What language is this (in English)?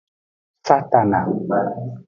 Aja (Benin)